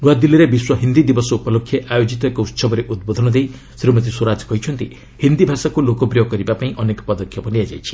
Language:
Odia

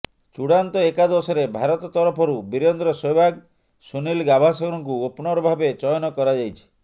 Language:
Odia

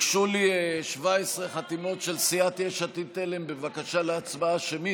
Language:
Hebrew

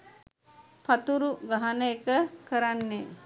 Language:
Sinhala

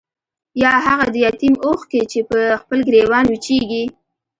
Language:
Pashto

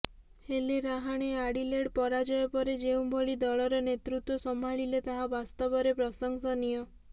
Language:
Odia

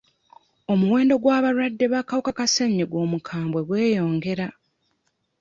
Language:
Ganda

